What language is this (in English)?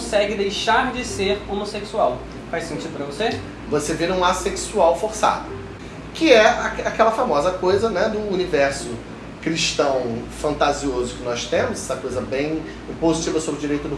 Portuguese